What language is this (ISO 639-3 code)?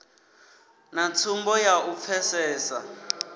ven